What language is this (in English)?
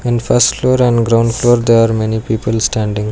English